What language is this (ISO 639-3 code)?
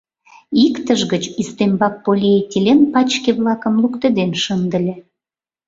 chm